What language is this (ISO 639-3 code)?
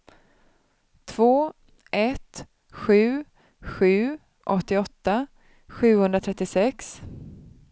swe